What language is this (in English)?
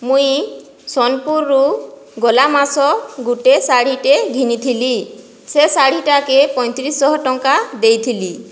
Odia